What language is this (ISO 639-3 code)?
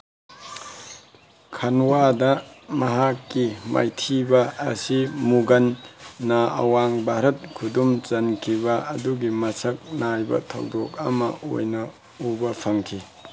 mni